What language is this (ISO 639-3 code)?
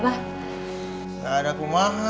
ind